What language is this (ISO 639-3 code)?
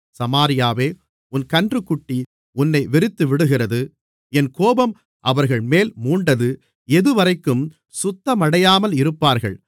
tam